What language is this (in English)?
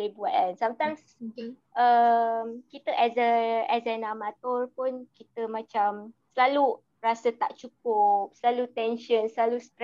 Malay